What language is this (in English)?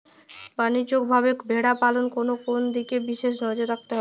Bangla